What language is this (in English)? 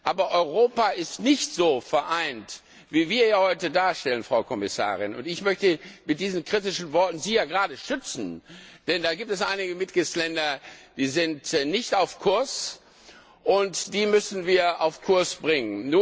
German